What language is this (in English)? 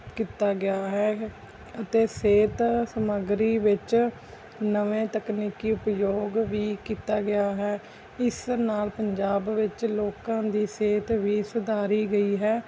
Punjabi